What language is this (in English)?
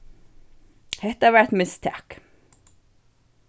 Faroese